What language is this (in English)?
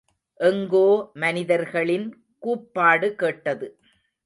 Tamil